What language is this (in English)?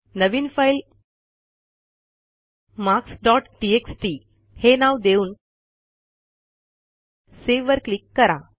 Marathi